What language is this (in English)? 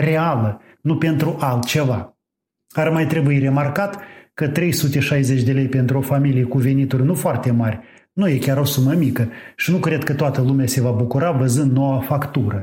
Romanian